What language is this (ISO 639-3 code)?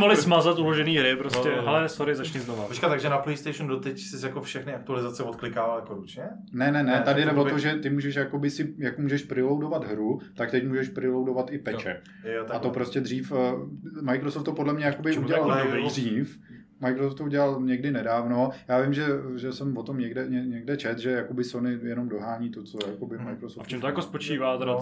ces